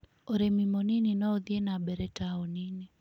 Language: Kikuyu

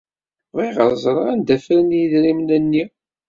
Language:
Kabyle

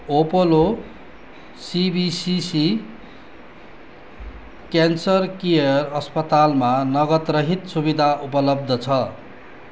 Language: Nepali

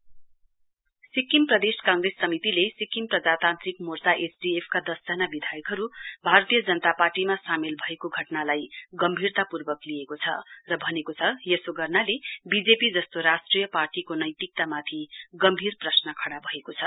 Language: Nepali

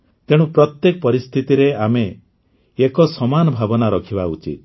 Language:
Odia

